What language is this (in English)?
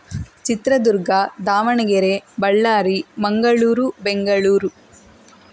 Kannada